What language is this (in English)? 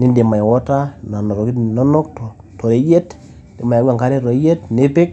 Masai